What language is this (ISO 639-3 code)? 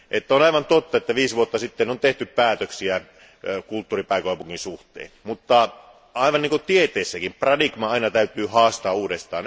fin